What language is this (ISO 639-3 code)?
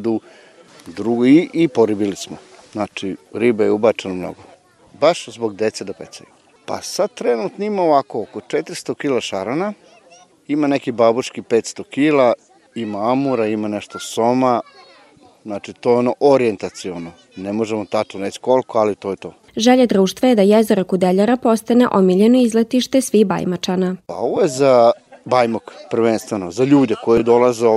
hrv